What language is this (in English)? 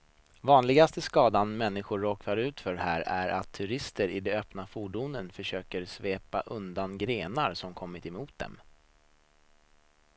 Swedish